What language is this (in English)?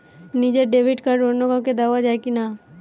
Bangla